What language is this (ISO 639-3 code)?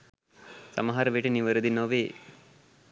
sin